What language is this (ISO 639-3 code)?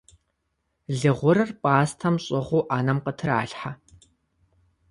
kbd